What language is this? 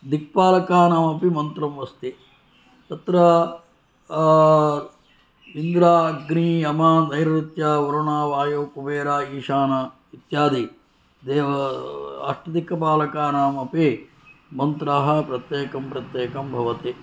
Sanskrit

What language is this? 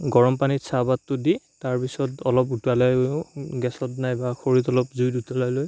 Assamese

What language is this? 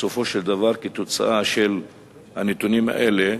Hebrew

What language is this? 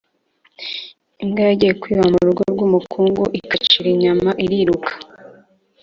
Kinyarwanda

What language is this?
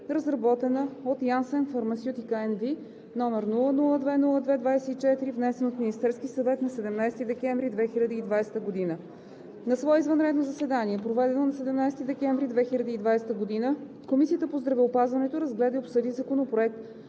Bulgarian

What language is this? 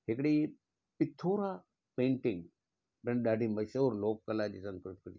Sindhi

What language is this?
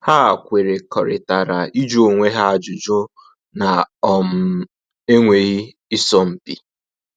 Igbo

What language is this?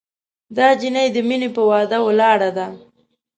Pashto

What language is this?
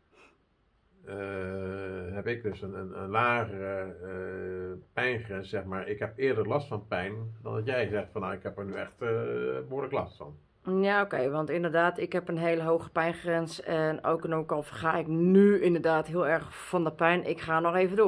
Dutch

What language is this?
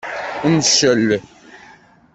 Kabyle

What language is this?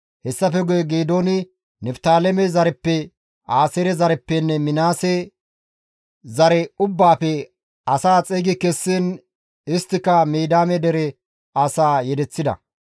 Gamo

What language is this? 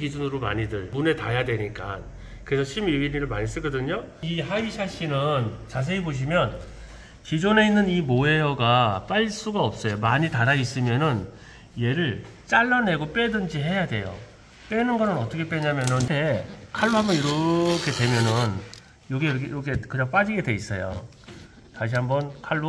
Korean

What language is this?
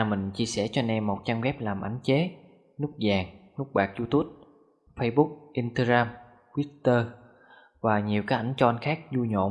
Vietnamese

